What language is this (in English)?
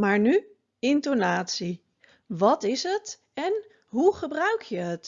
Dutch